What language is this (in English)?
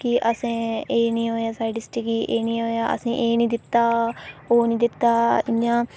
Dogri